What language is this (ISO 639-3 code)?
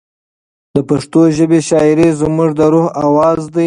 pus